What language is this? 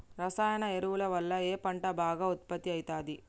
Telugu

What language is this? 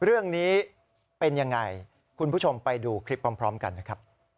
Thai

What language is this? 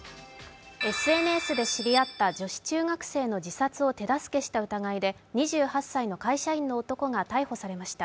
Japanese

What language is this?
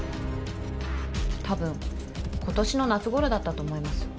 Japanese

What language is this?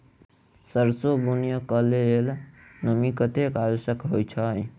Maithili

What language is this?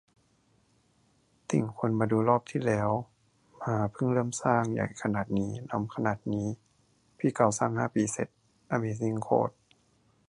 Thai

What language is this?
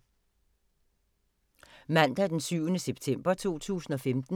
Danish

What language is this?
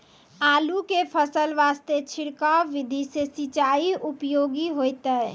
Maithili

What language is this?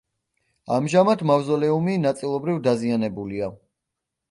Georgian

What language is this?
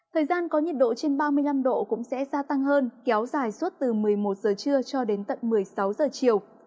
Vietnamese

